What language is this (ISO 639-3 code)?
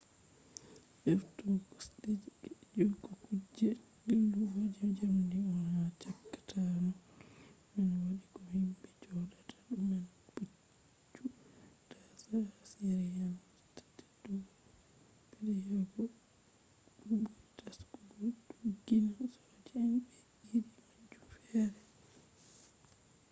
ful